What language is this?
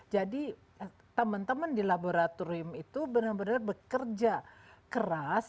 Indonesian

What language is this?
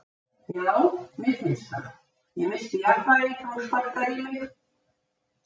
Icelandic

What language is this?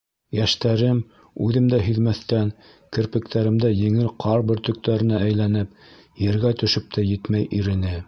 Bashkir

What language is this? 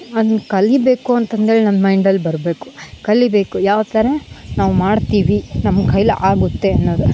Kannada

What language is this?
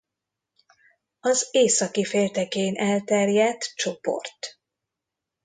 Hungarian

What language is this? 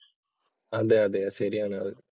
Malayalam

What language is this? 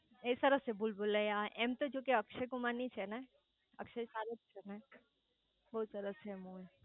Gujarati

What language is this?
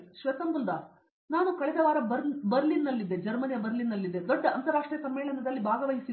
Kannada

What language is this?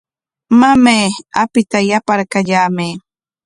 Corongo Ancash Quechua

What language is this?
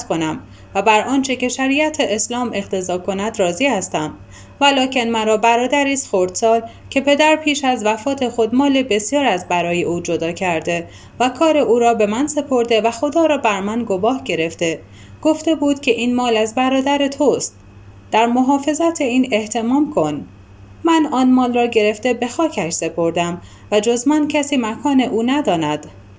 Persian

